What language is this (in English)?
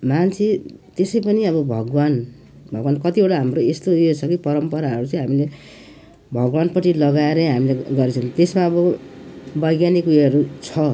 Nepali